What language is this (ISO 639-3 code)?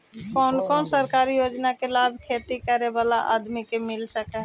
mag